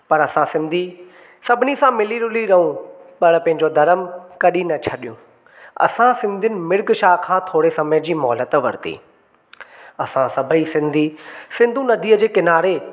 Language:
Sindhi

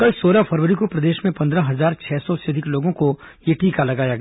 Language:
Hindi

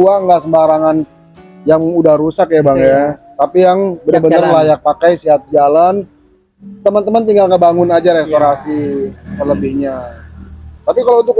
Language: Indonesian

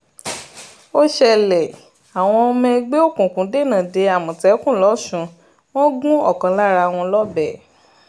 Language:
Yoruba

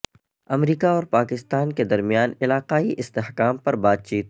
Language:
Urdu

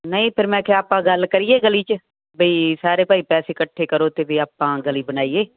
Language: Punjabi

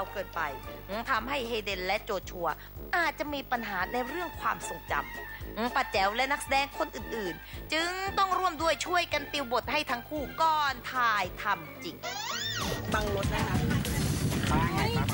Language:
Thai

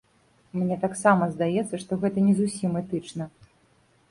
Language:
Belarusian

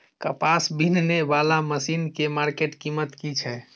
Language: Maithili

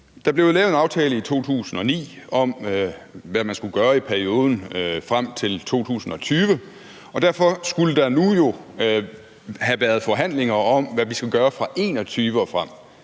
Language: Danish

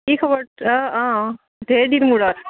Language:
Assamese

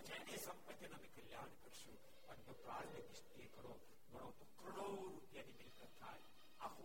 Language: Gujarati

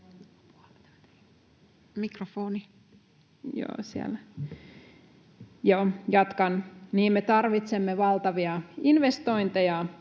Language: Finnish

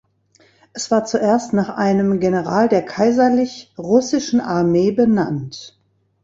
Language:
German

